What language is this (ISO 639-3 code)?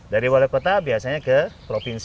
ind